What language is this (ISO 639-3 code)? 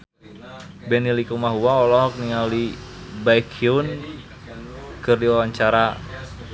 sun